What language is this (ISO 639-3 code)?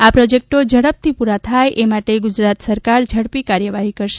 guj